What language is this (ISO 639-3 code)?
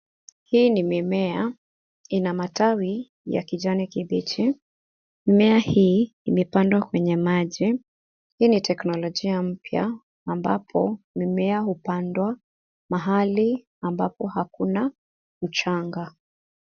swa